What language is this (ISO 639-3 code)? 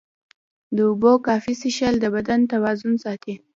pus